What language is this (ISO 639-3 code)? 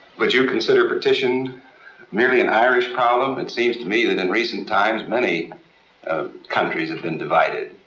eng